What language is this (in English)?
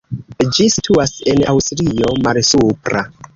Esperanto